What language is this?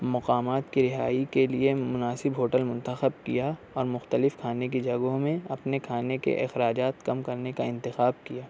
Urdu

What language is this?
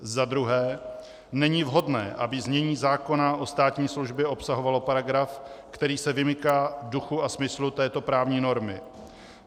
Czech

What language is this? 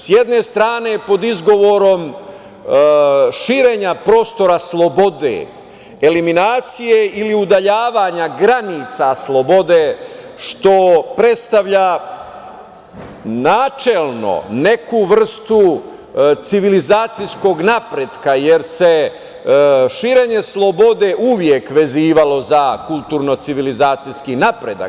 Serbian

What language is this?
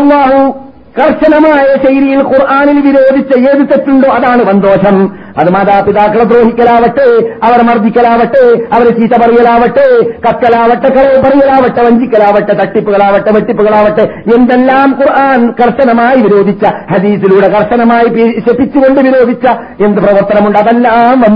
Malayalam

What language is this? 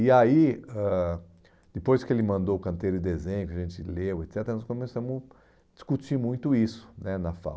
Portuguese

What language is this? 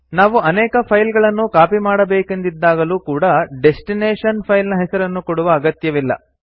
Kannada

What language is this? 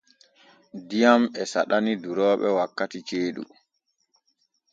Borgu Fulfulde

